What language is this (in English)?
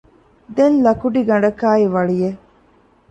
Divehi